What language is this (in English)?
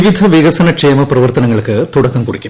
Malayalam